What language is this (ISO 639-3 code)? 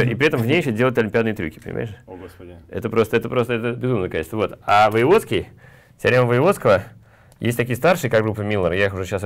rus